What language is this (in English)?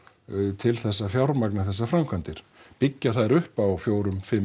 Icelandic